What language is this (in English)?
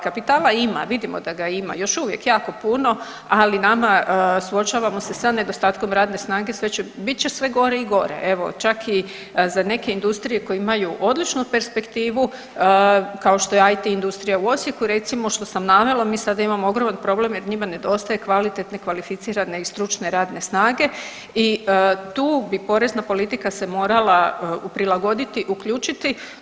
Croatian